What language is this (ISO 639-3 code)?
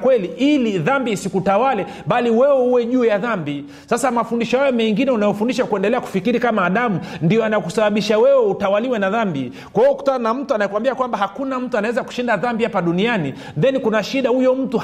swa